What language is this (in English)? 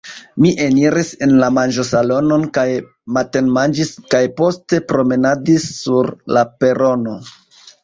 Esperanto